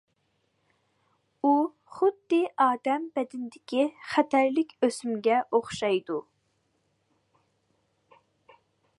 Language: Uyghur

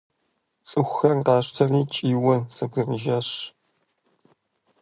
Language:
Kabardian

